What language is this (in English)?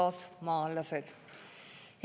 Estonian